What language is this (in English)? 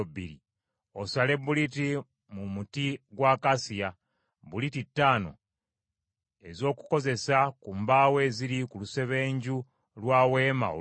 Ganda